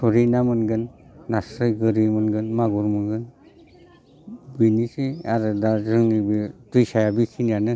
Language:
Bodo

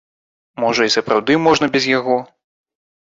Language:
Belarusian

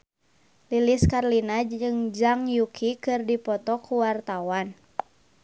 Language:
Sundanese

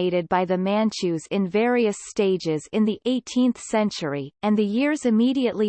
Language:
English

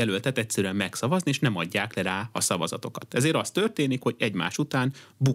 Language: Hungarian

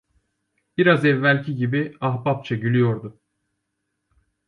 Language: Turkish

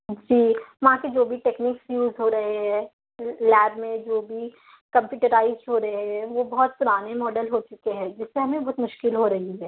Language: Urdu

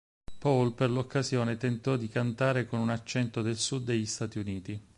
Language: Italian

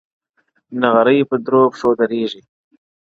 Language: Pashto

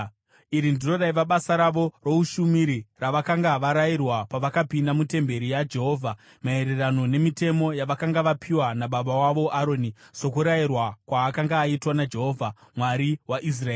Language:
Shona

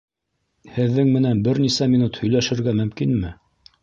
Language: Bashkir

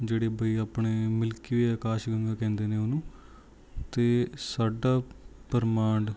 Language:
Punjabi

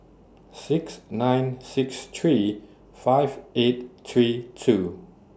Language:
English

